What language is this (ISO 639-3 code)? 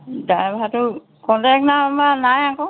asm